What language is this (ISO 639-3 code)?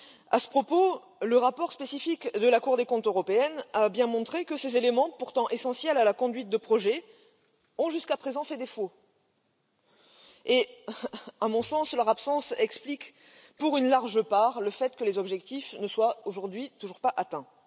fra